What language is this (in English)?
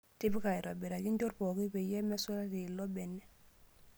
Masai